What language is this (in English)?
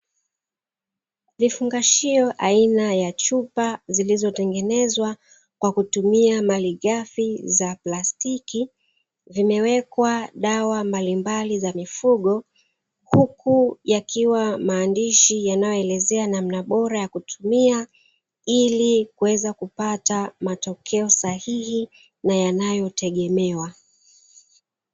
Swahili